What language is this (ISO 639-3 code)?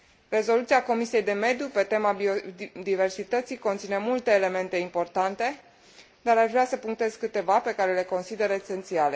ron